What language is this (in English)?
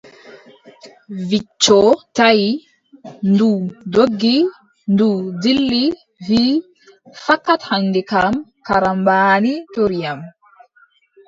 Adamawa Fulfulde